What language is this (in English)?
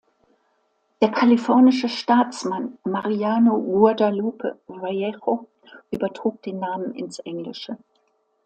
German